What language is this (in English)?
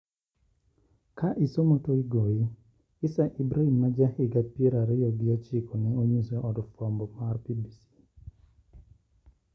Luo (Kenya and Tanzania)